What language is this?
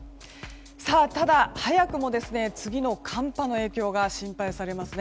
Japanese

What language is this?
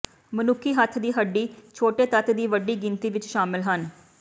Punjabi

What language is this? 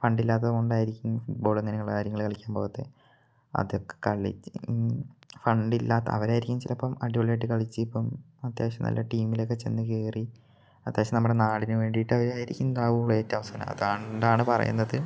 Malayalam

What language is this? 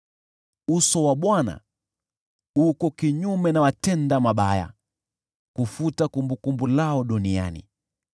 Swahili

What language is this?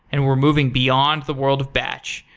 English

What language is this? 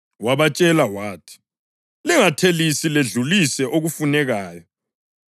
North Ndebele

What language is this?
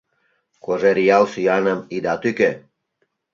Mari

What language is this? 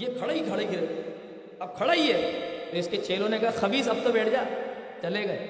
Urdu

